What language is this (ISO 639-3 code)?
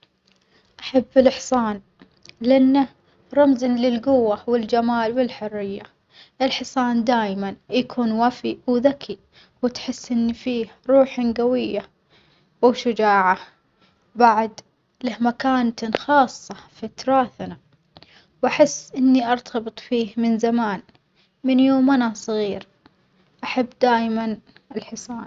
acx